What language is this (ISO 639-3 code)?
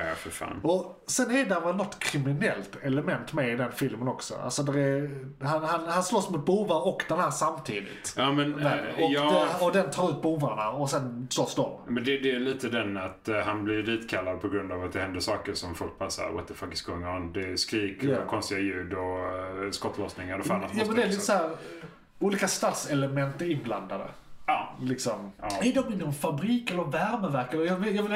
swe